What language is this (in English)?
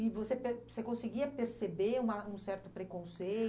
Portuguese